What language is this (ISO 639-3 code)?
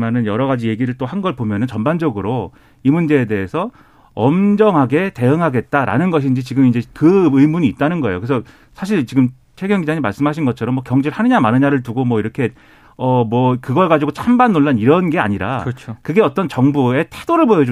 kor